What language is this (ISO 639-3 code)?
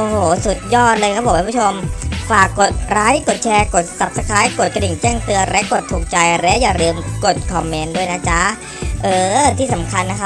tha